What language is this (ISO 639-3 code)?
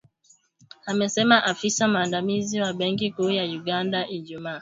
swa